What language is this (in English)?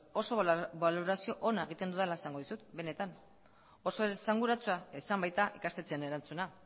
Basque